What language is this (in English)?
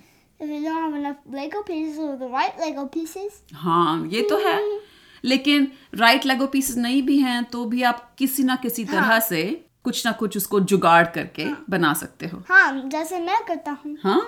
Hindi